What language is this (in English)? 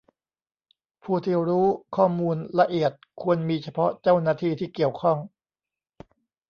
Thai